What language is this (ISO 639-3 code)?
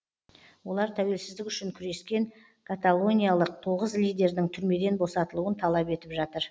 kaz